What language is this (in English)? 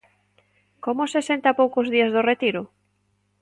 Galician